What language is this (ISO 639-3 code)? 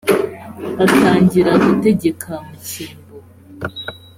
kin